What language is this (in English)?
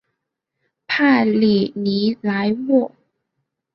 Chinese